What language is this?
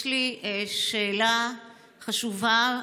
Hebrew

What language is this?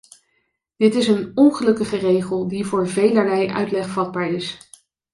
Dutch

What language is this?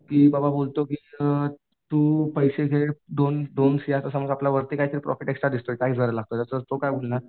Marathi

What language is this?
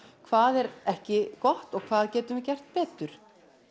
Icelandic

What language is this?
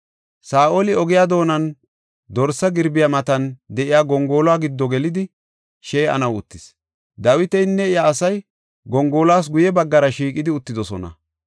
Gofa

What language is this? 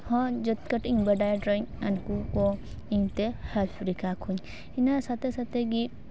Santali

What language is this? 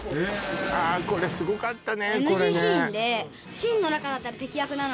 Japanese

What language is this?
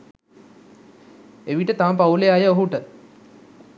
Sinhala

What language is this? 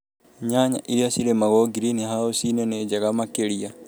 Kikuyu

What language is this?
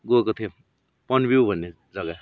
Nepali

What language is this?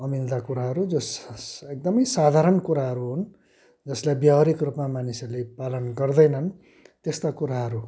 Nepali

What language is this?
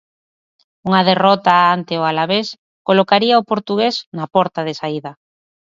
Galician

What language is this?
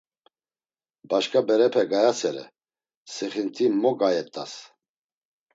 Laz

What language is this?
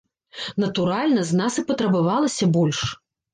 Belarusian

